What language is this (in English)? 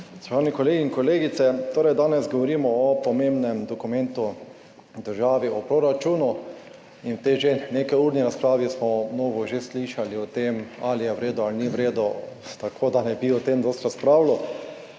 Slovenian